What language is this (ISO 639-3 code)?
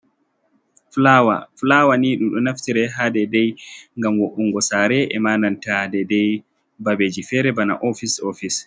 ful